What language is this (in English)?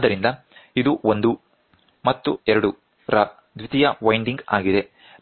Kannada